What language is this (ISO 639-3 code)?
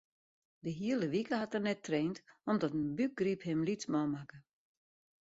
fry